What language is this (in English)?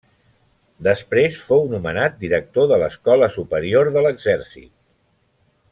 Catalan